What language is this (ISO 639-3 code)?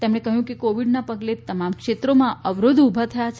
guj